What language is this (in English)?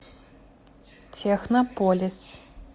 Russian